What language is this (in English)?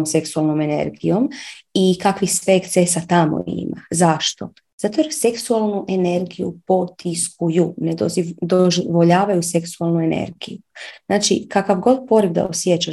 Croatian